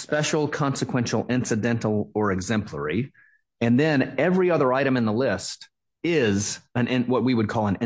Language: English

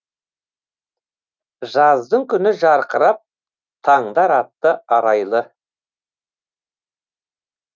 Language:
Kazakh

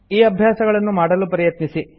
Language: Kannada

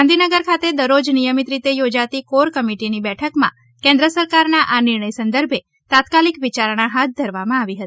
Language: Gujarati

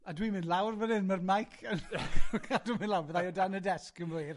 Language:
Welsh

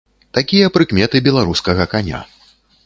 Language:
Belarusian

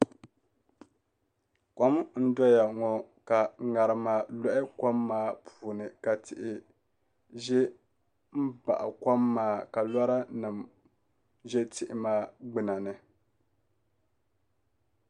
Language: Dagbani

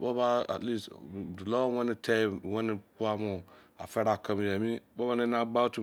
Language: Izon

